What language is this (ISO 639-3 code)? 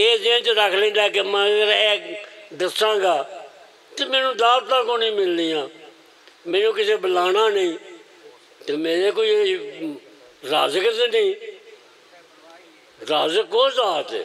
ron